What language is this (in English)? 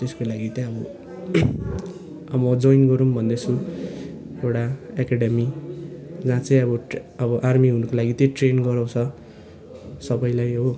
Nepali